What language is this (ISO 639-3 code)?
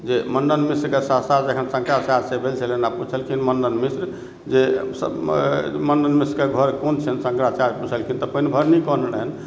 mai